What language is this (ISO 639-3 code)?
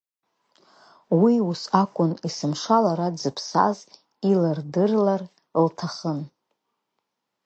abk